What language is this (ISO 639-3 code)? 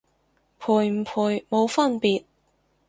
yue